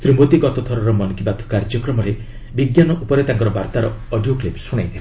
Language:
Odia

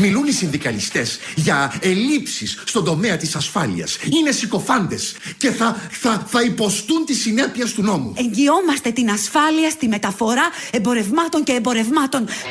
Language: Greek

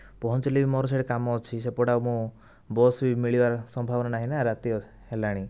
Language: Odia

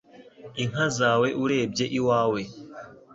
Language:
Kinyarwanda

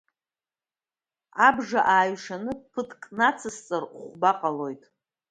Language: Abkhazian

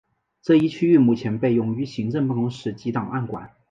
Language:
Chinese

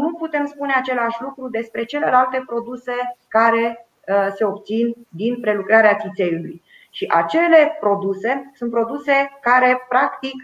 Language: Romanian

